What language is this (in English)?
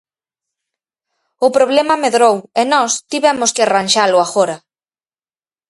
Galician